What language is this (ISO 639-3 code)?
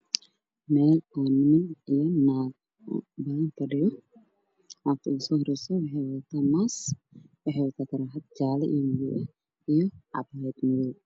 som